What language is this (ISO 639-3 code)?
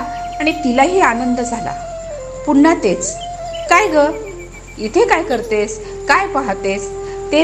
mar